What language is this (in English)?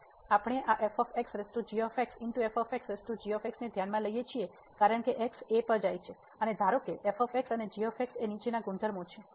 Gujarati